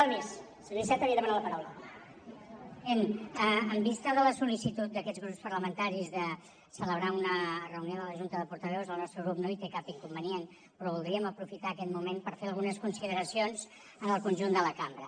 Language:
Catalan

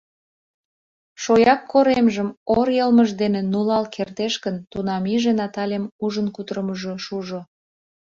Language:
Mari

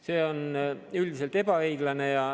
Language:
Estonian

